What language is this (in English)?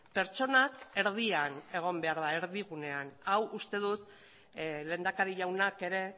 Basque